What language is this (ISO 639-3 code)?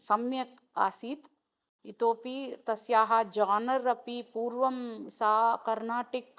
san